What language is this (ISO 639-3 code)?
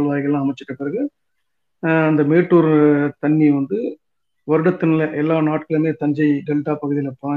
tam